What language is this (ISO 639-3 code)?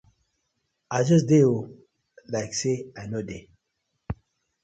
pcm